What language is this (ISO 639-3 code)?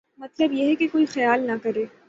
urd